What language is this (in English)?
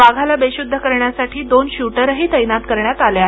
Marathi